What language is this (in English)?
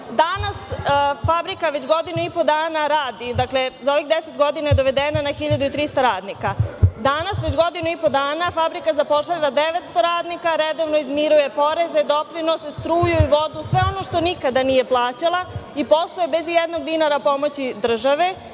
Serbian